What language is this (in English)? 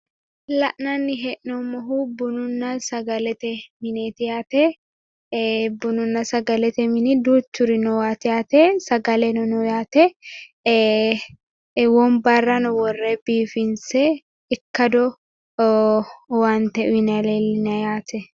Sidamo